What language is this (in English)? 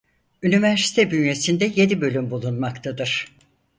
Turkish